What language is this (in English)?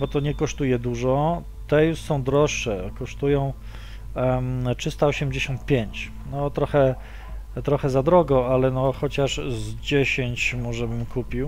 Polish